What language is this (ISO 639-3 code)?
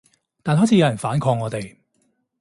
yue